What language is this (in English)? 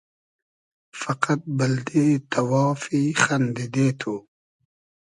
Hazaragi